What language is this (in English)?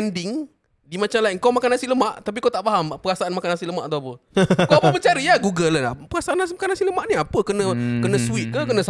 Malay